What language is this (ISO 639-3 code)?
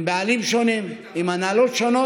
heb